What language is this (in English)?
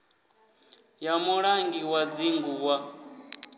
Venda